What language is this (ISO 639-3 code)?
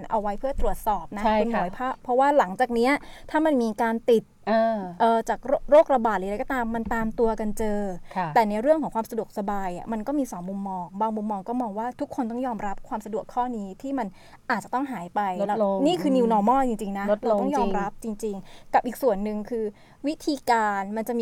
tha